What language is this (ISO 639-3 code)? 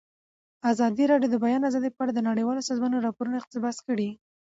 pus